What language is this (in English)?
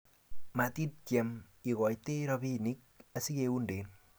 Kalenjin